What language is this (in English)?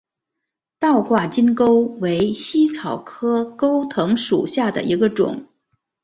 Chinese